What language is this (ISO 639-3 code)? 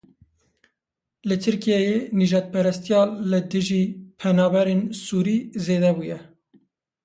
kur